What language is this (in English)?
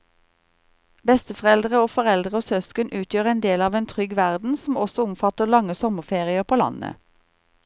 Norwegian